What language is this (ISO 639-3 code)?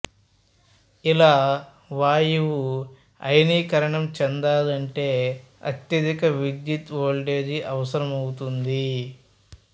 tel